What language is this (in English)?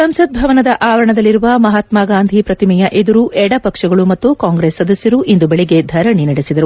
Kannada